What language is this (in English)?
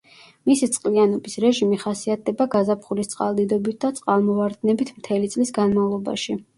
Georgian